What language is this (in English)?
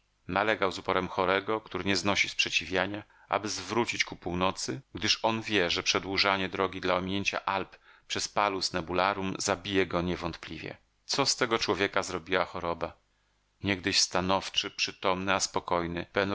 Polish